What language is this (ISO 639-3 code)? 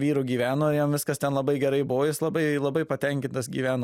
lit